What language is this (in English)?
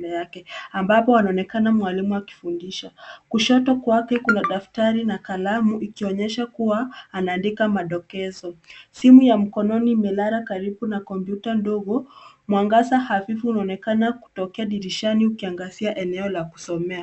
Swahili